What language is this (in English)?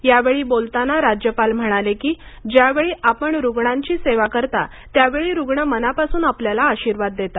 Marathi